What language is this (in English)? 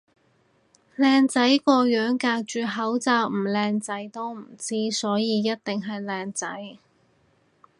Cantonese